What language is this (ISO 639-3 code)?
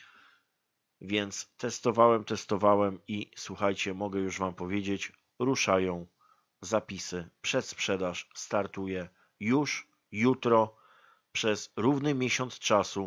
pol